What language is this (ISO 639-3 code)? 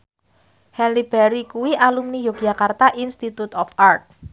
jav